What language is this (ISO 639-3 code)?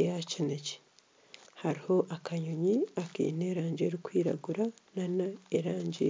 nyn